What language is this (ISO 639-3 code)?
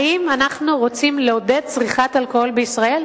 heb